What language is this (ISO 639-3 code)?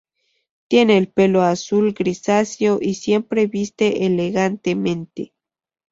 spa